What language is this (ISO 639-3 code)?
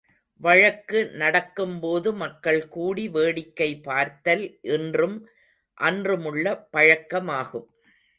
tam